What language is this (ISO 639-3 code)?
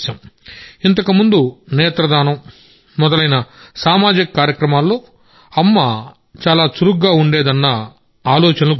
tel